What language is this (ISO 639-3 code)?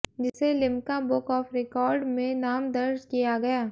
hin